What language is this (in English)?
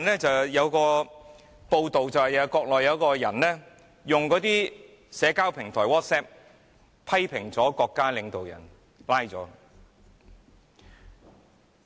Cantonese